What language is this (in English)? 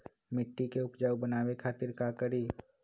Magahi